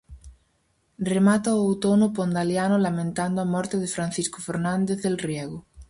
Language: Galician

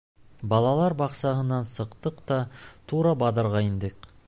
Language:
Bashkir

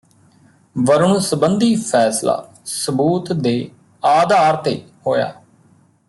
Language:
Punjabi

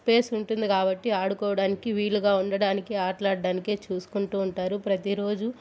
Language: Telugu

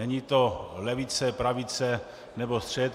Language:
Czech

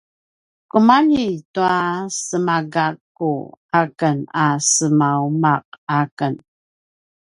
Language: Paiwan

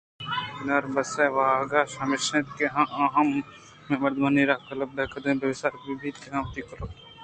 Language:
Eastern Balochi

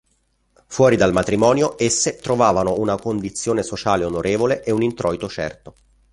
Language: Italian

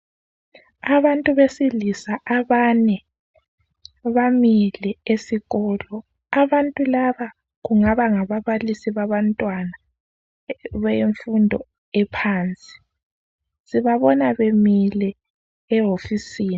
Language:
North Ndebele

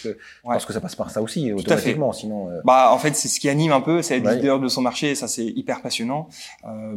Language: French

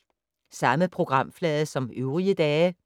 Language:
Danish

